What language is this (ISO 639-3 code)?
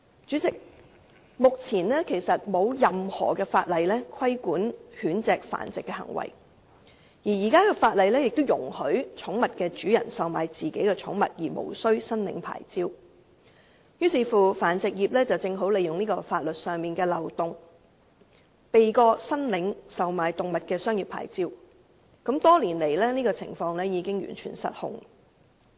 yue